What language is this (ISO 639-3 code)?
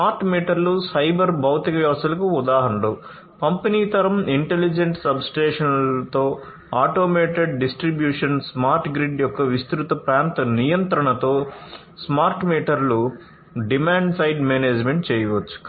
tel